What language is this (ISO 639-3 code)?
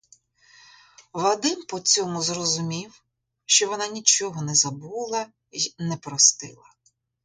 ukr